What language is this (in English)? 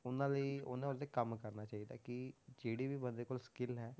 Punjabi